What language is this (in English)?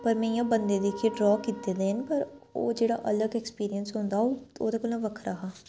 Dogri